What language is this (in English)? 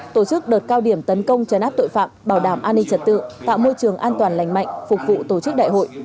Vietnamese